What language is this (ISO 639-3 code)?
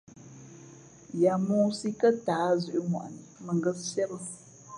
fmp